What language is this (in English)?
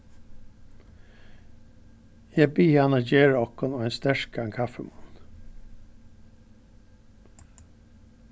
Faroese